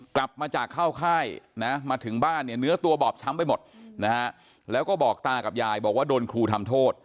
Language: Thai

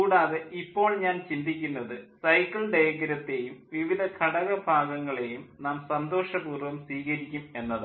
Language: Malayalam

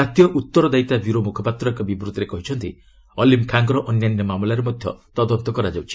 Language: Odia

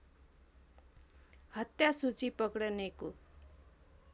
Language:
Nepali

